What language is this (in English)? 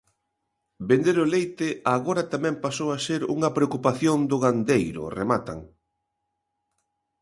Galician